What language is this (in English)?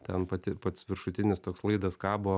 Lithuanian